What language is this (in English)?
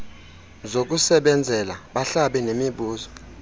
Xhosa